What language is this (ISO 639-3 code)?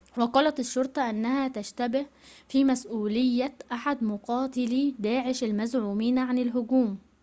ara